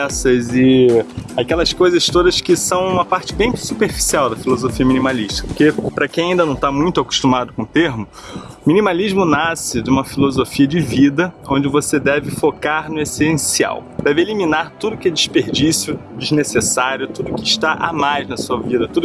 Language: Portuguese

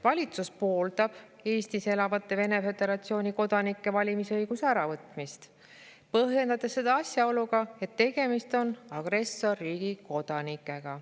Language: Estonian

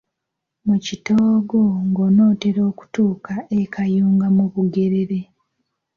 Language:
Ganda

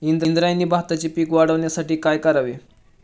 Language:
Marathi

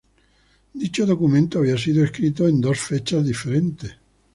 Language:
Spanish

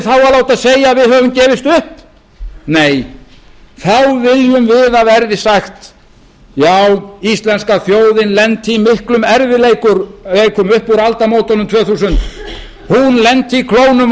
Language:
Icelandic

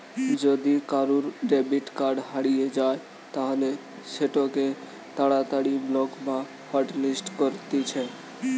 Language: Bangla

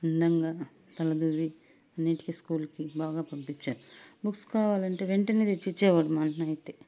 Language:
Telugu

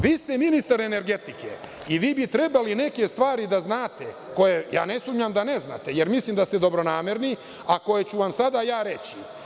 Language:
Serbian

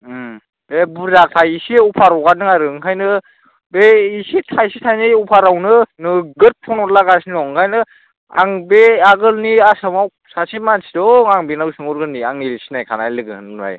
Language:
Bodo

